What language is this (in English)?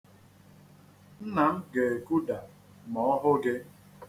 Igbo